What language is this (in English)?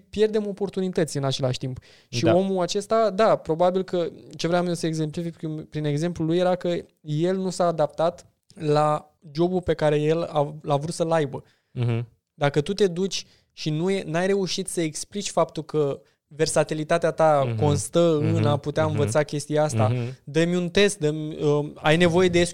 Romanian